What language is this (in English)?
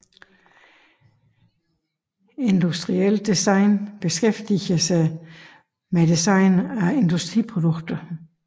Danish